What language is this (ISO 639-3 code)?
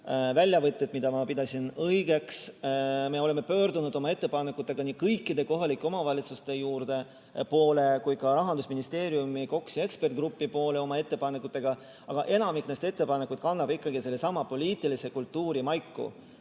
est